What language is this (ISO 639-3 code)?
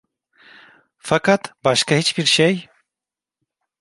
tur